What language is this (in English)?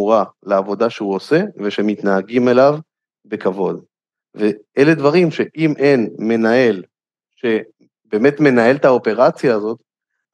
Hebrew